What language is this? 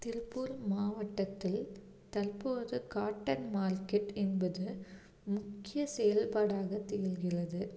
Tamil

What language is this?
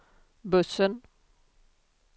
Swedish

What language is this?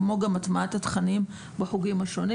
Hebrew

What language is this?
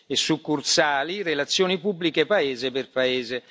Italian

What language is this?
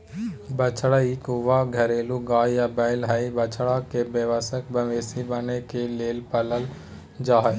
Magahi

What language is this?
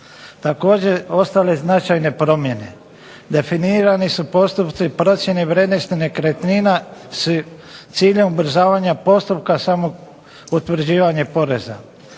Croatian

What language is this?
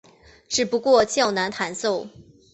Chinese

